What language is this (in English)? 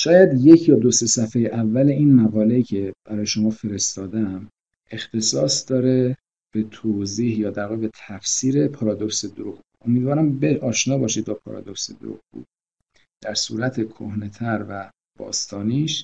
Persian